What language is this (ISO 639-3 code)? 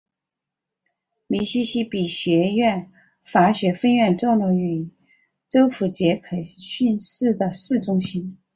zho